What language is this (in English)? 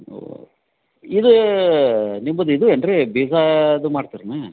Kannada